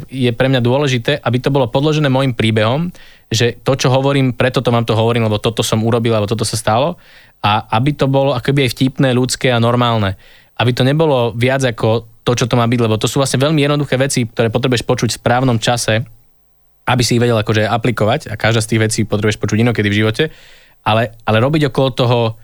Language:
Slovak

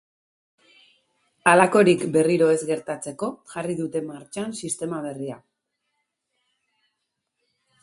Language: Basque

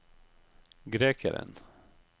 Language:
Norwegian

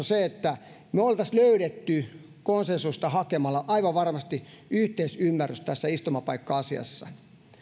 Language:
Finnish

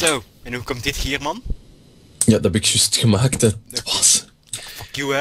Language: Dutch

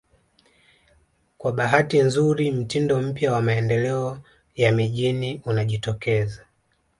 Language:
Swahili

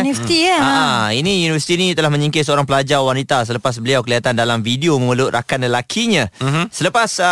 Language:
Malay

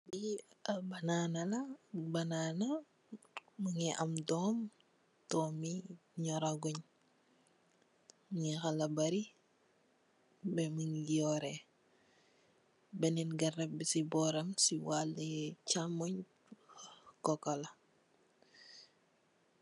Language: Wolof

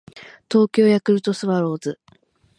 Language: Japanese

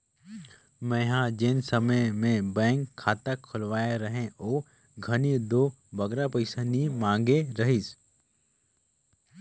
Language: Chhattisgarhi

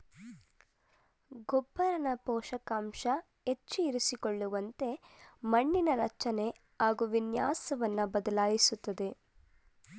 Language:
Kannada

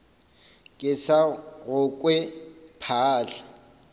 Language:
Northern Sotho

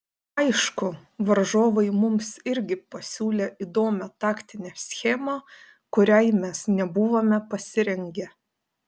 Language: Lithuanian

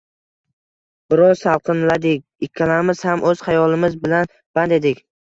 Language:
Uzbek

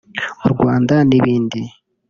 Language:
Kinyarwanda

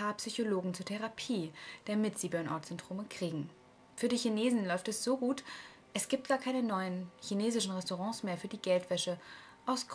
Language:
German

